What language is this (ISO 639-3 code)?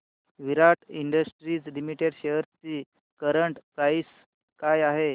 mar